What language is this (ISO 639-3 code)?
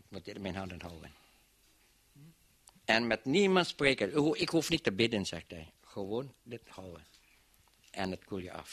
nld